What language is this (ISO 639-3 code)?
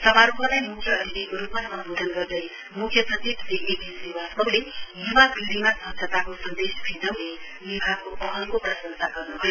nep